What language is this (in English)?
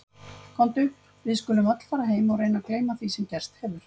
Icelandic